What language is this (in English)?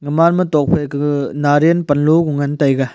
Wancho Naga